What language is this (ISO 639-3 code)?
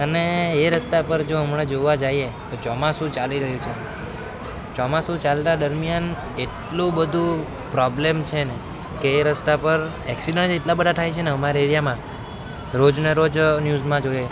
guj